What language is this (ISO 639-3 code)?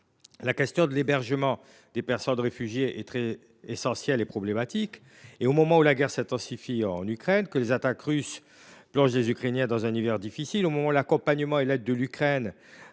fra